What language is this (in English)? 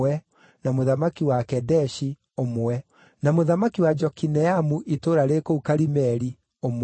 Kikuyu